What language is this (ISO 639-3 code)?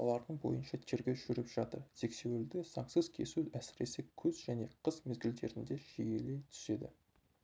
kaz